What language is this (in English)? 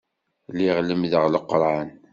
Kabyle